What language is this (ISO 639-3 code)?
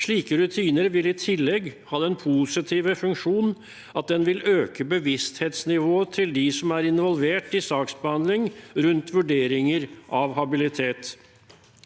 nor